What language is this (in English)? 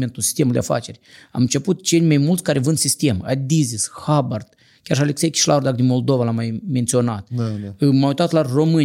Romanian